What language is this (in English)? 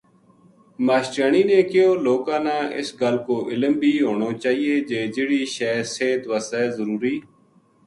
Gujari